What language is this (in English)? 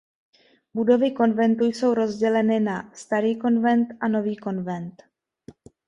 Czech